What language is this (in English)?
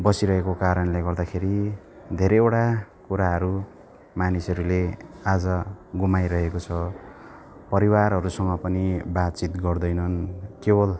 Nepali